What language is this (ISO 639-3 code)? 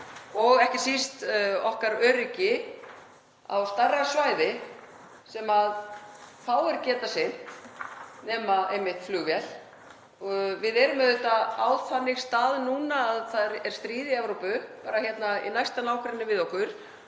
isl